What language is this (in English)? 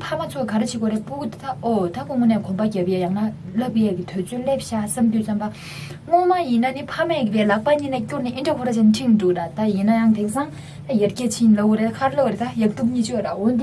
Tibetan